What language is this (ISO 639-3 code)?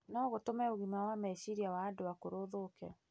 kik